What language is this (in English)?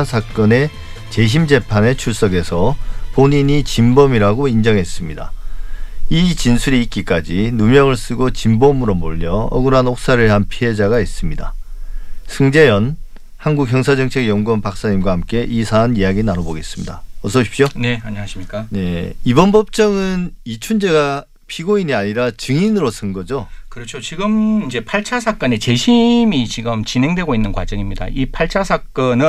Korean